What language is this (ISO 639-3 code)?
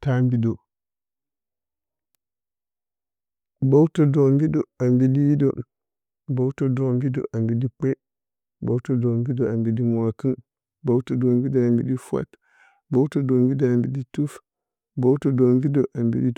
bcy